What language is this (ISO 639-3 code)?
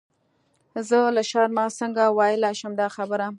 pus